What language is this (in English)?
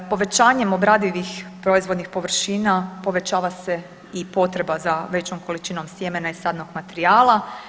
Croatian